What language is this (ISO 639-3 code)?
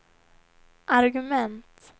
swe